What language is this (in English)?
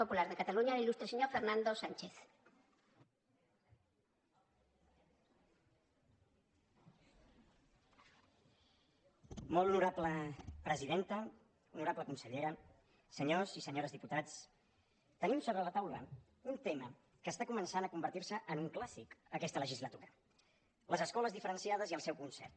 Catalan